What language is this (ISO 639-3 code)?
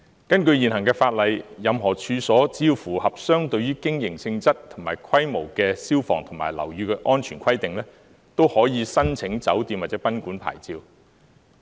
yue